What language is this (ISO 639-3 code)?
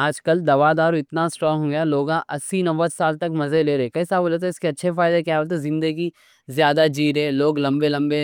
dcc